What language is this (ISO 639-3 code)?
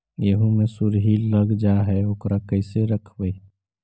mag